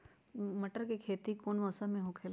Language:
Magahi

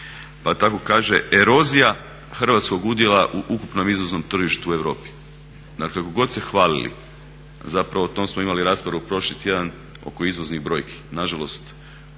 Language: Croatian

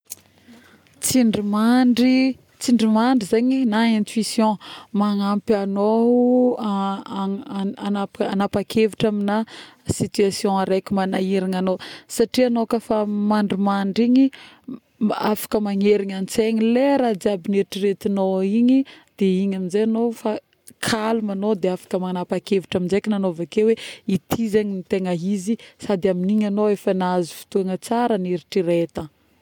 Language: Northern Betsimisaraka Malagasy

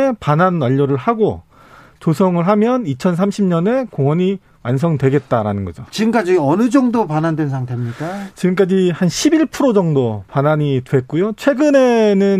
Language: Korean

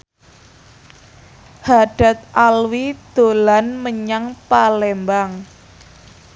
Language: Javanese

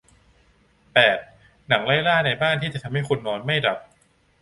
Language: Thai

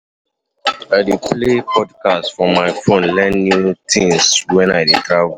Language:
Nigerian Pidgin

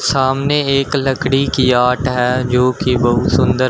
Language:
Hindi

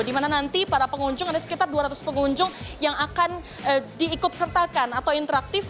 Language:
Indonesian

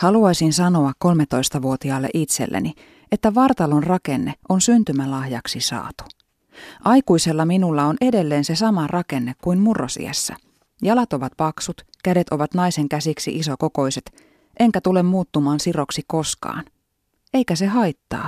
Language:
Finnish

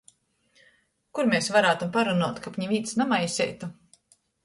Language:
Latgalian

